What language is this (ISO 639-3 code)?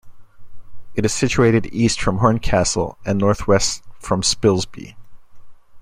eng